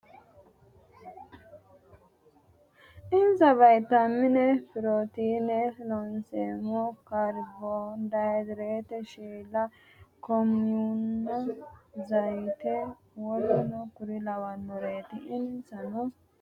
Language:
Sidamo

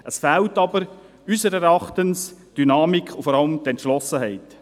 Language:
Swiss German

